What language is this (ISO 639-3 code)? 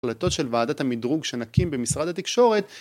heb